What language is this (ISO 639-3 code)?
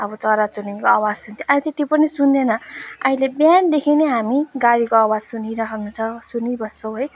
nep